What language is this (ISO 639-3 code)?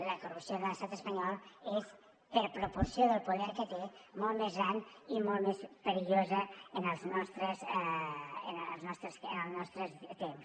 cat